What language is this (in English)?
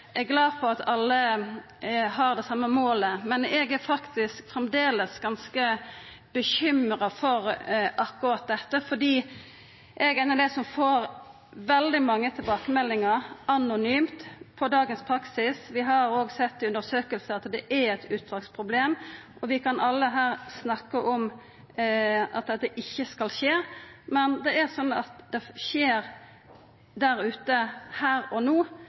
Norwegian Nynorsk